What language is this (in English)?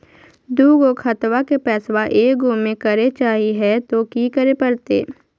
Magahi